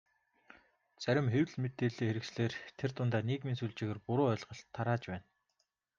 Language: Mongolian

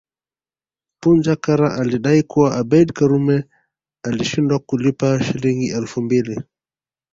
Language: Swahili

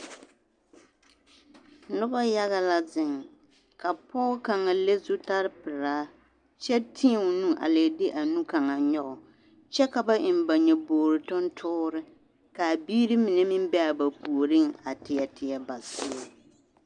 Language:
Southern Dagaare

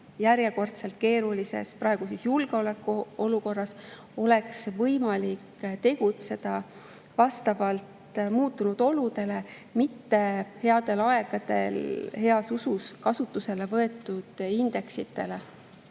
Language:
Estonian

